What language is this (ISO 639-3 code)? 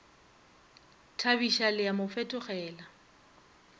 nso